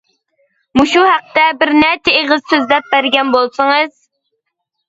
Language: Uyghur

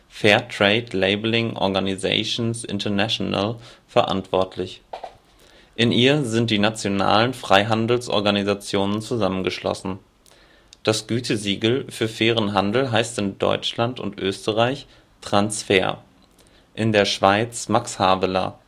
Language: German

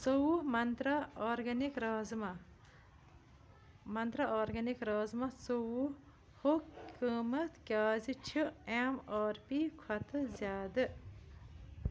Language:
Kashmiri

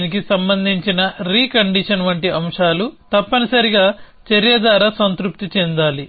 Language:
Telugu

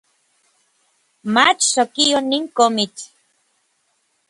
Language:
Orizaba Nahuatl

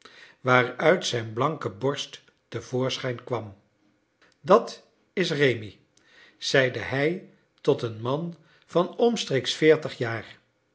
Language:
Dutch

